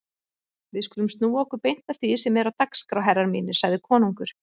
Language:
Icelandic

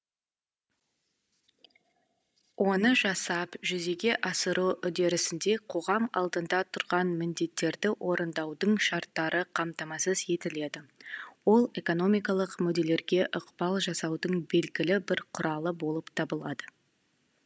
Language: Kazakh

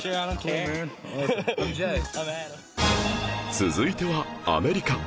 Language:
Japanese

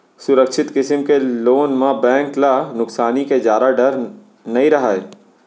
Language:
Chhattisgarhi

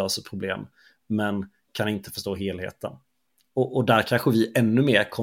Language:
Swedish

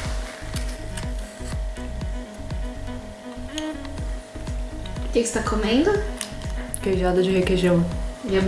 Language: Portuguese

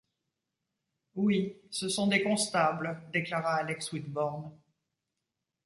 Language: French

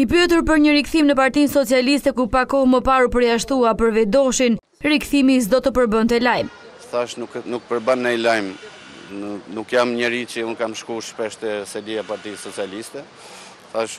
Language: Romanian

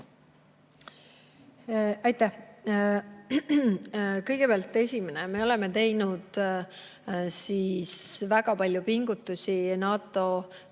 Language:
Estonian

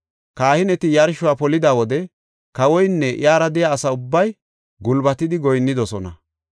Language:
Gofa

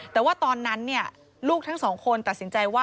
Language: Thai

